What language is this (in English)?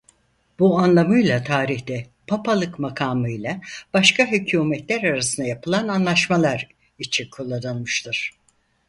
Turkish